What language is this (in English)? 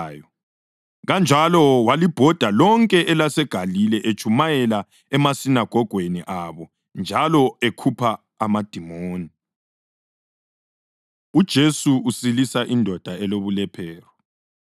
North Ndebele